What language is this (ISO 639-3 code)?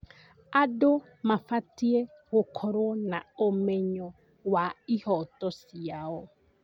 kik